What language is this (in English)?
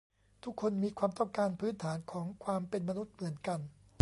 Thai